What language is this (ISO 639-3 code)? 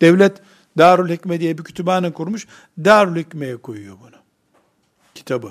tur